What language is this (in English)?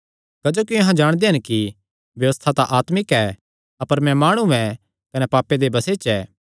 Kangri